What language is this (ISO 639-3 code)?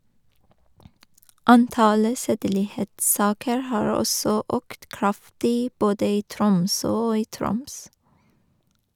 nor